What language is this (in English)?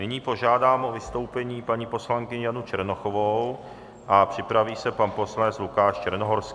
Czech